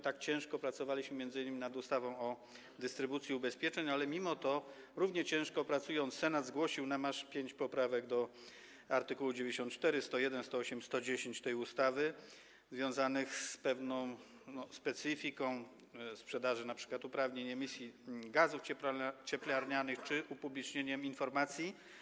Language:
Polish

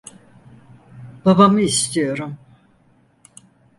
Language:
Turkish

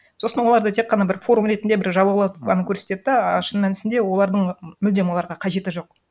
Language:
Kazakh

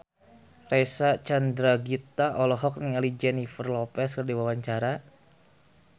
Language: Sundanese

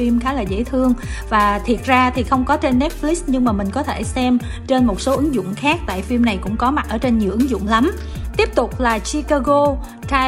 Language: Vietnamese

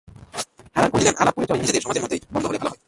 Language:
Bangla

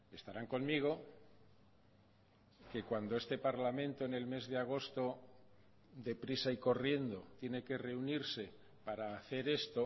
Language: Spanish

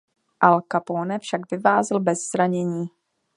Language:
Czech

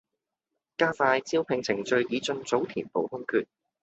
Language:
Cantonese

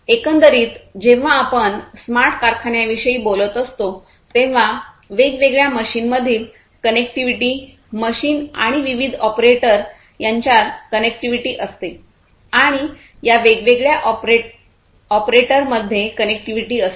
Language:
Marathi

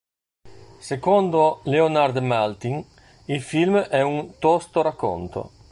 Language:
Italian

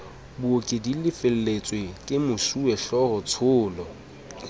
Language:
Southern Sotho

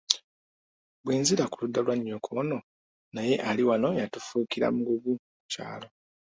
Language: Ganda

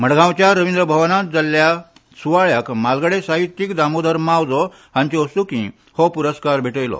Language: Konkani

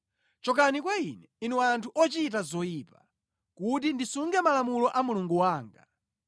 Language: Nyanja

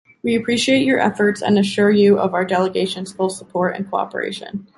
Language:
English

